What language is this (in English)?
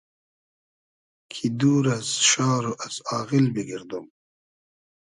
Hazaragi